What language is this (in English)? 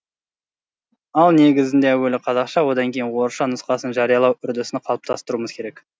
Kazakh